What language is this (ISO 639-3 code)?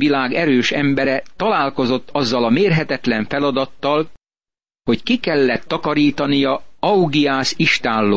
hun